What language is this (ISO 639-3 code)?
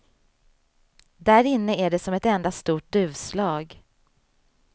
swe